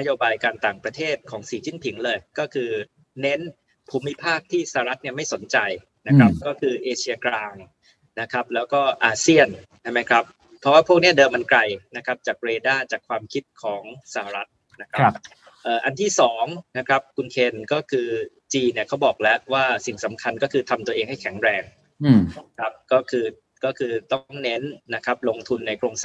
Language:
Thai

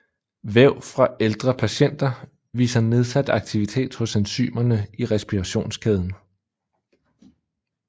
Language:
Danish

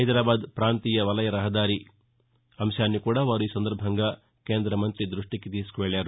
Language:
Telugu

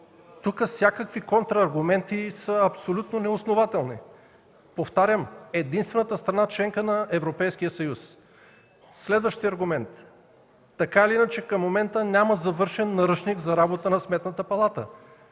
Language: Bulgarian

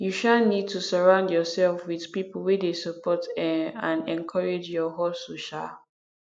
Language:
Nigerian Pidgin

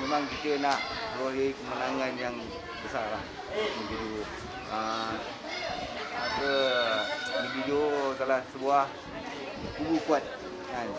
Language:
Malay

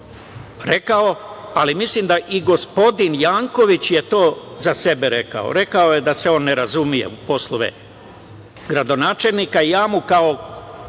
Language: Serbian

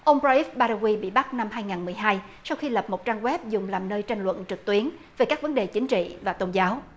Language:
Vietnamese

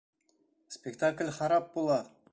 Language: Bashkir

